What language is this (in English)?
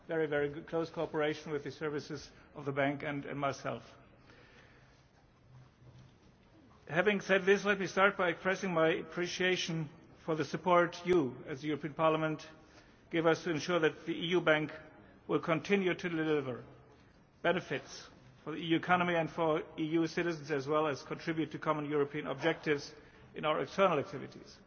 English